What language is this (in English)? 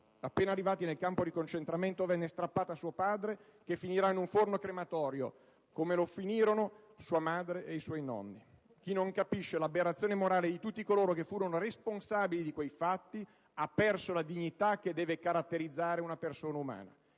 Italian